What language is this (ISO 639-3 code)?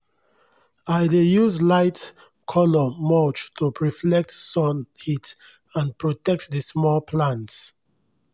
pcm